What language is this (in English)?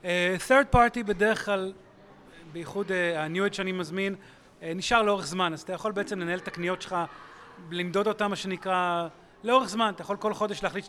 Hebrew